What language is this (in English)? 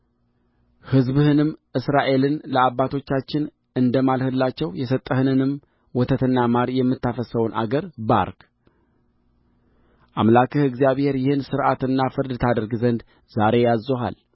Amharic